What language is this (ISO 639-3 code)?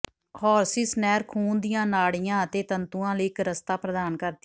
pan